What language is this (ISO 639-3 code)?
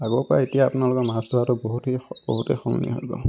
asm